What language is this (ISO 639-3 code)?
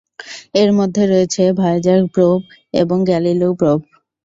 ben